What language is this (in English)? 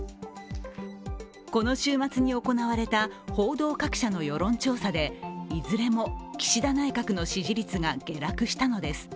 Japanese